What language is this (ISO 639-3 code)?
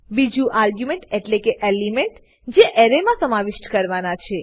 guj